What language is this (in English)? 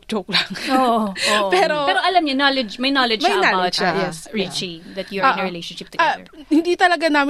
Filipino